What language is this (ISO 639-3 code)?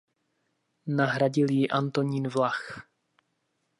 ces